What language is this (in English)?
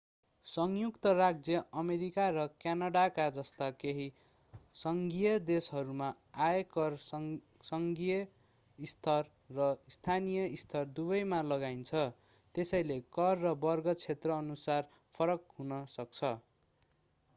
Nepali